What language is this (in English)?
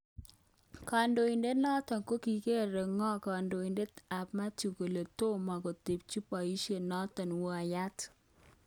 Kalenjin